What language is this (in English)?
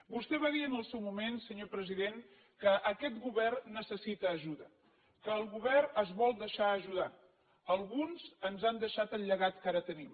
Catalan